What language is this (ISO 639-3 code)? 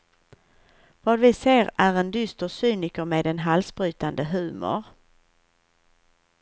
swe